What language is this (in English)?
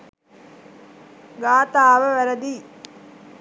Sinhala